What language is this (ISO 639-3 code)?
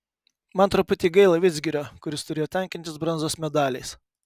lit